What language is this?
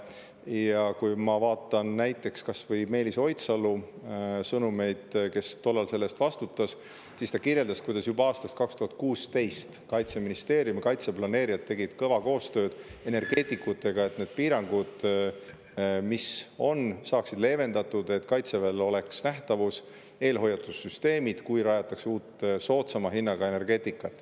Estonian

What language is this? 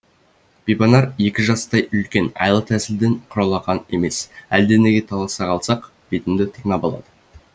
Kazakh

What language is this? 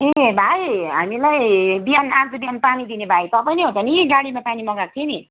Nepali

